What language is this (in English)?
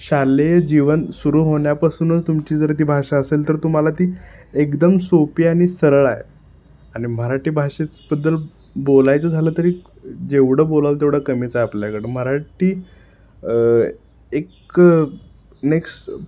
Marathi